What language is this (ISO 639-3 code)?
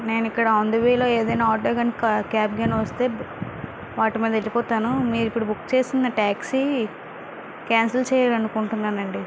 tel